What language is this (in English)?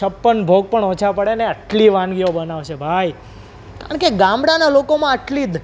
Gujarati